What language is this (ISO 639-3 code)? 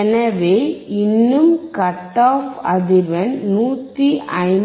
tam